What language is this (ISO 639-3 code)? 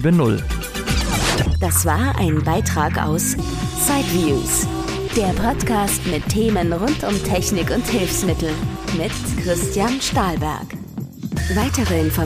deu